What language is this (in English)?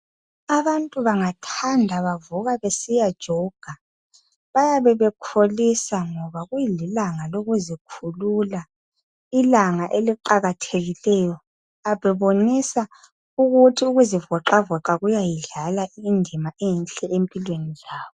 North Ndebele